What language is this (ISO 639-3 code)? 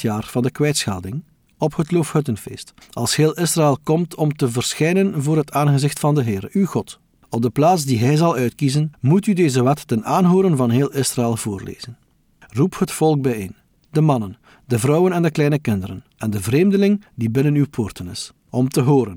nld